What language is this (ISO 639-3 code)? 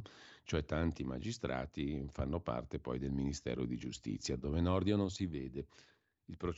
ita